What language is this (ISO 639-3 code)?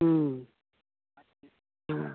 hin